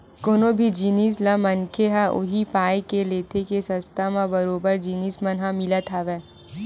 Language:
Chhattisgarhi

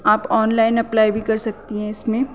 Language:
Urdu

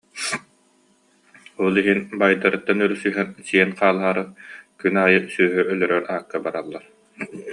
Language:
Yakut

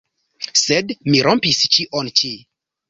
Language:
Esperanto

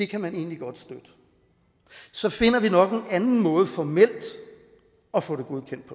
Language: Danish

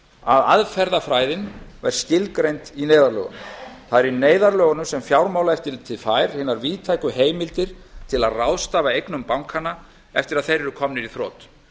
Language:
Icelandic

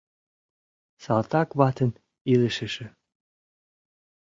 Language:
Mari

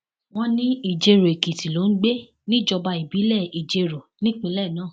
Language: Yoruba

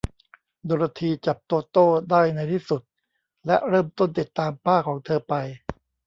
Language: Thai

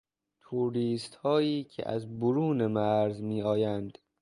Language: Persian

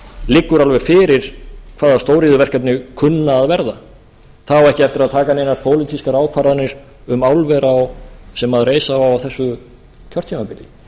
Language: Icelandic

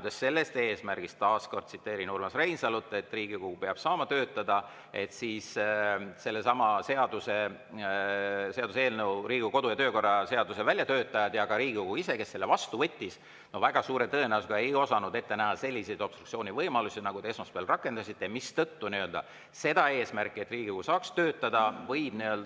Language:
Estonian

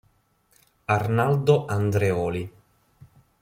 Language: Italian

